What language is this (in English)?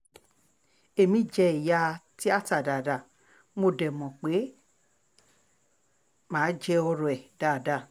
Yoruba